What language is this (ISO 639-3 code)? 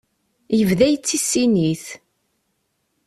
kab